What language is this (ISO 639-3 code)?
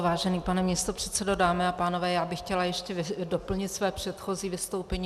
ces